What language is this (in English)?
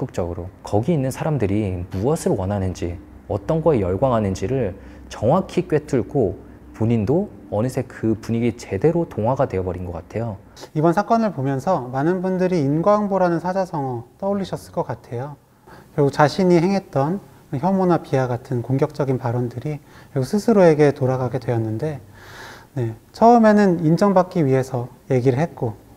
Korean